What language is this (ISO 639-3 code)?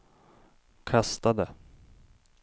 swe